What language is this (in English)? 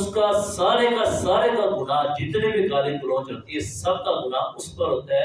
Urdu